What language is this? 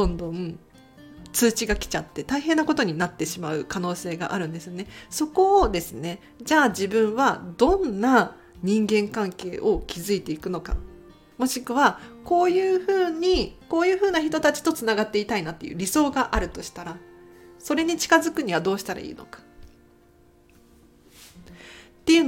Japanese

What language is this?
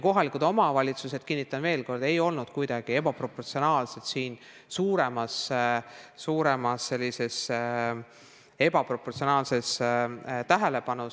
Estonian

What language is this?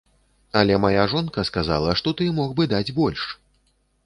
Belarusian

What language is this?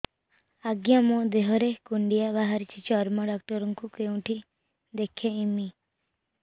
Odia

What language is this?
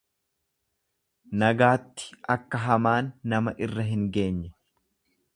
Oromo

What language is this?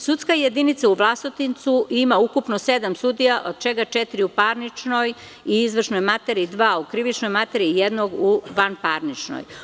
Serbian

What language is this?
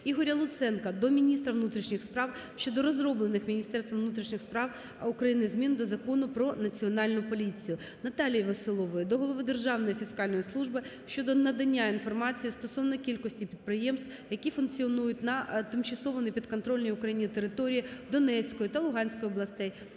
Ukrainian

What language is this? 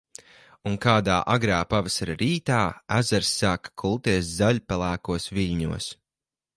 Latvian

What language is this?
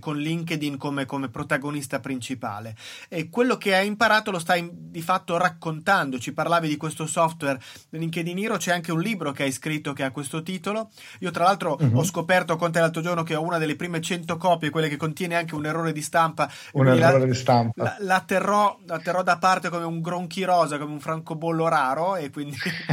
Italian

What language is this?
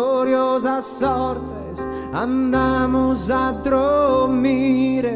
Samoan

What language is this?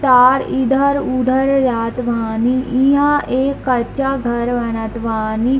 Hindi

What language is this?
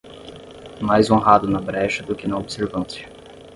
Portuguese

